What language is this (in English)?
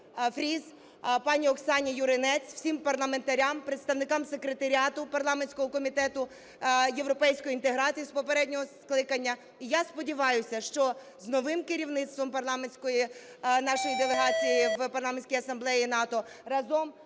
Ukrainian